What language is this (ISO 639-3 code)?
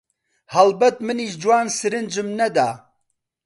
ckb